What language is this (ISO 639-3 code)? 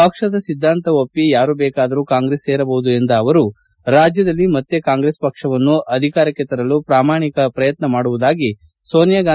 kan